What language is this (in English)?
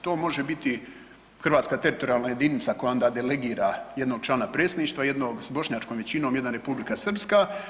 Croatian